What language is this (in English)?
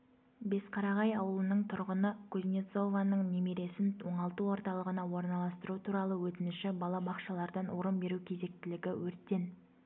Kazakh